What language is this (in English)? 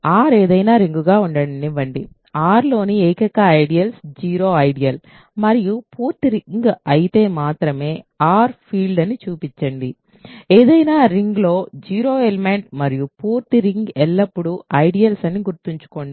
Telugu